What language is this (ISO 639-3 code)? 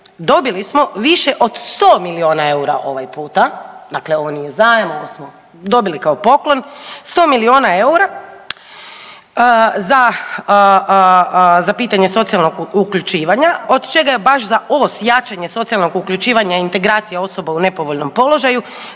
hrv